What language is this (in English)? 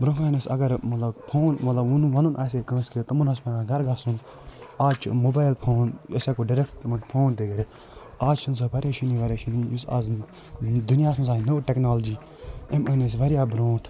Kashmiri